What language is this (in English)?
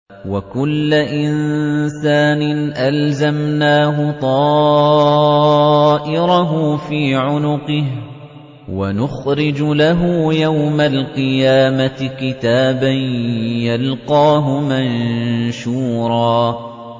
Arabic